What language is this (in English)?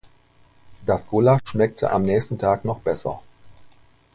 German